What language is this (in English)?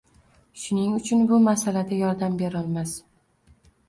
Uzbek